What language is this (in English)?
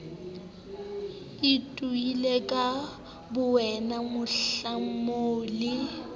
Southern Sotho